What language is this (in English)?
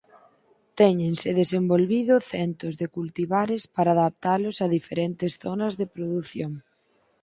Galician